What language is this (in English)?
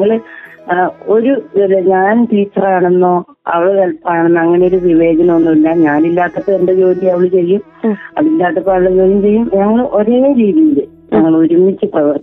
Malayalam